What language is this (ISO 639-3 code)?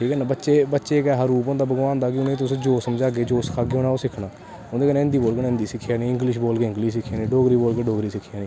doi